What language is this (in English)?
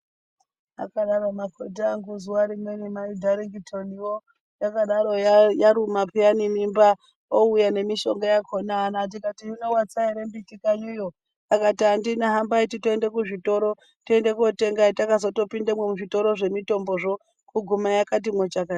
Ndau